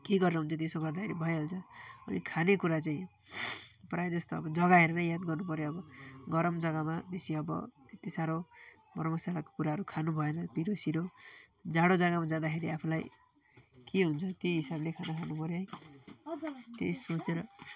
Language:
Nepali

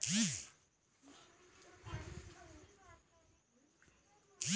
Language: Bhojpuri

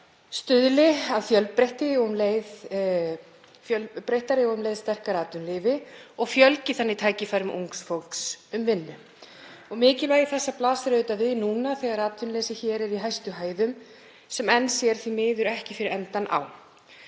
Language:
Icelandic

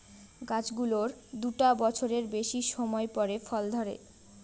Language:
Bangla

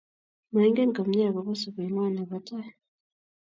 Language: Kalenjin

